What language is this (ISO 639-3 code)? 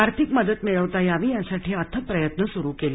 mar